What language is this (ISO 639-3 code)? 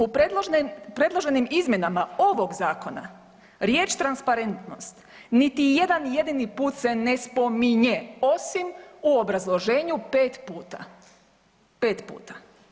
hrv